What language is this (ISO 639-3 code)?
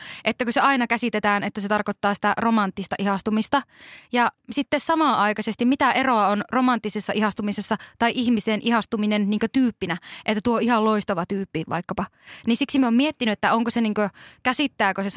fin